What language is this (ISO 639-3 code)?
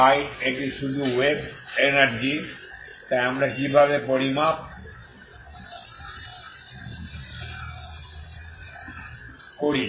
ben